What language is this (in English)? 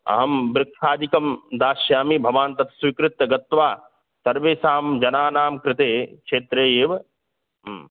Sanskrit